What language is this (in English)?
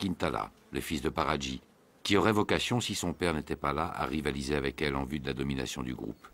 French